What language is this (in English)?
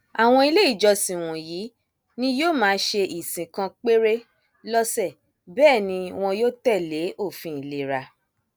Yoruba